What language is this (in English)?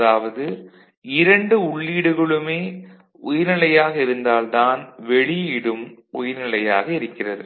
Tamil